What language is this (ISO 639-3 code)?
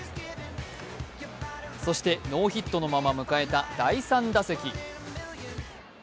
jpn